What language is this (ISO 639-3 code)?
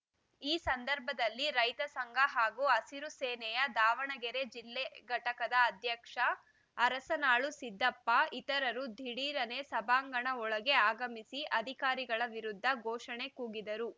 kan